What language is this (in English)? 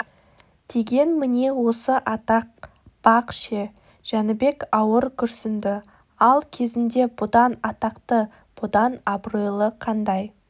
Kazakh